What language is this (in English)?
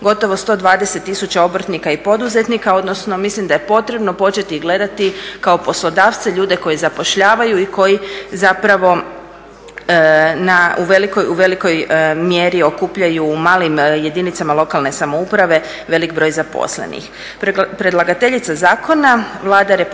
Croatian